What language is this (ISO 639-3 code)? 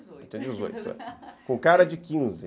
por